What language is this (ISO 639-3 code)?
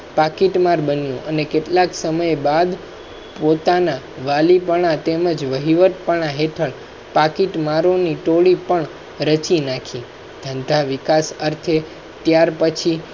guj